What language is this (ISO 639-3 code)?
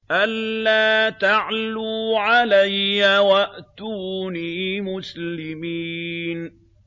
ara